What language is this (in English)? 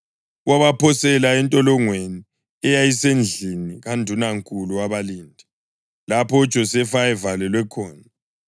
North Ndebele